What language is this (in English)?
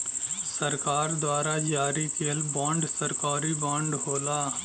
Bhojpuri